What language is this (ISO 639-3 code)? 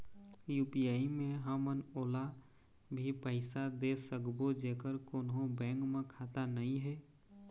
hne